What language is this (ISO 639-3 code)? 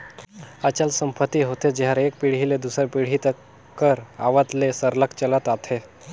hne